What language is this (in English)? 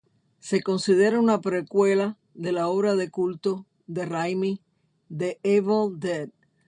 Spanish